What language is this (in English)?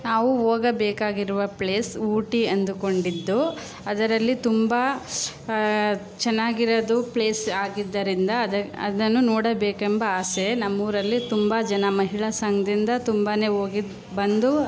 Kannada